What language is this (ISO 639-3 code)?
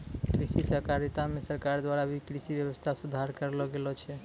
mai